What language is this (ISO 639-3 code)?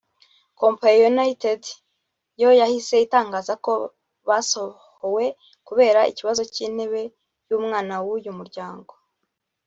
kin